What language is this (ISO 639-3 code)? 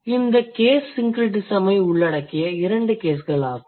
tam